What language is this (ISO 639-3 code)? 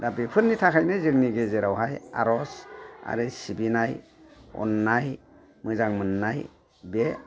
brx